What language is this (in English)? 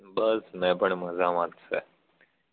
Gujarati